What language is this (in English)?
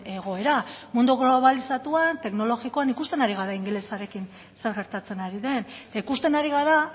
Basque